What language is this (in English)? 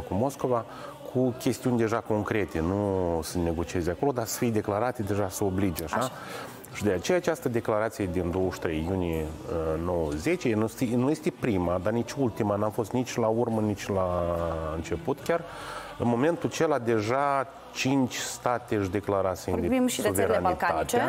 Romanian